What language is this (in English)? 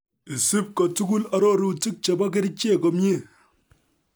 Kalenjin